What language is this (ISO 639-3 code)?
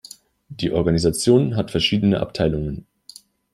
deu